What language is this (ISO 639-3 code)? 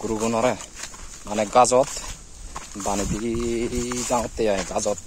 ind